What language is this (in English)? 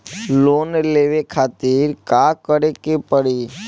Bhojpuri